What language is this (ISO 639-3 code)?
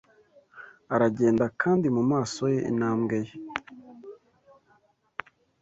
kin